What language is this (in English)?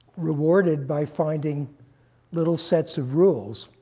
English